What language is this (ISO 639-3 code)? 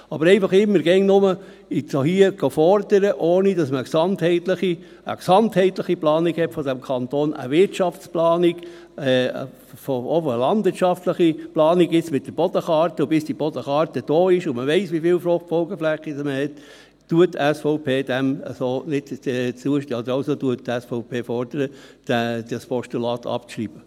gsw